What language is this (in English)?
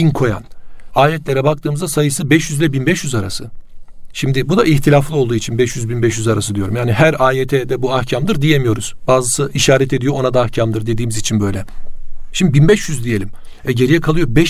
Turkish